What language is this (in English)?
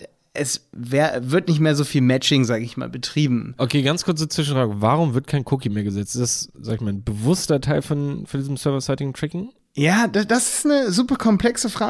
German